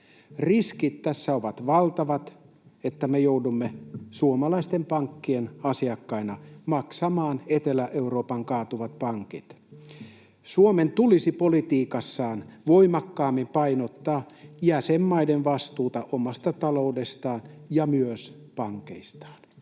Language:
Finnish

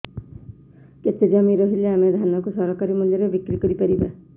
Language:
Odia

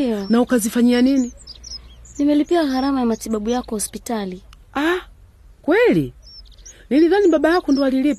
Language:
Swahili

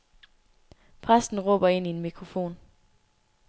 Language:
Danish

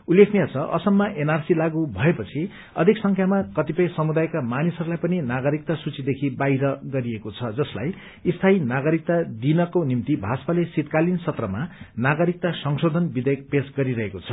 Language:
Nepali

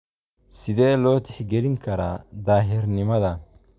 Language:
Somali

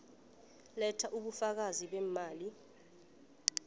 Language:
South Ndebele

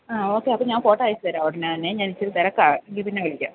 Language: Malayalam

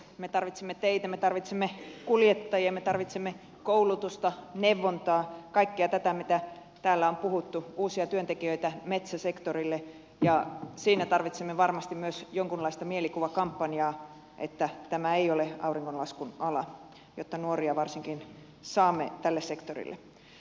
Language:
Finnish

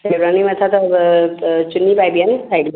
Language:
Sindhi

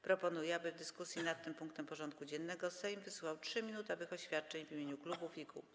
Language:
Polish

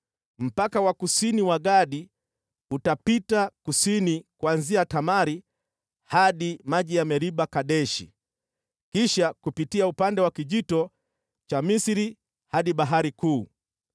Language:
Swahili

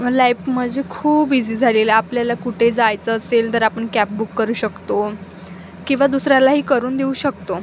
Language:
Marathi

